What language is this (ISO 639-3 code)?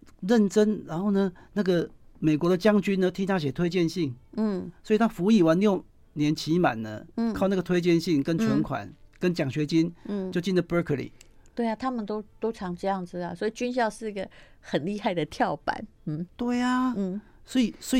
zho